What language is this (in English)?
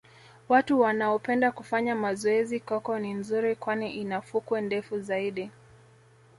Swahili